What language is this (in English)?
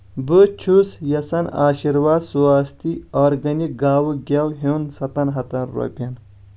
Kashmiri